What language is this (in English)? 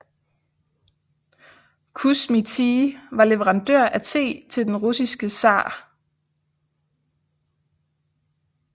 Danish